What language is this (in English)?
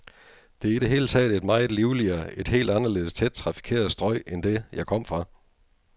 Danish